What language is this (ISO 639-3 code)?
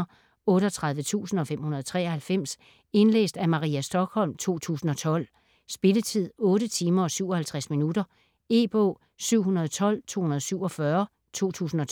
dan